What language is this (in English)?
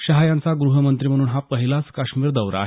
Marathi